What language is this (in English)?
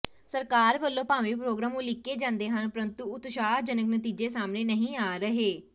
Punjabi